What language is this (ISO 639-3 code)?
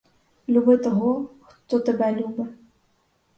ukr